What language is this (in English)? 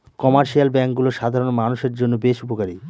Bangla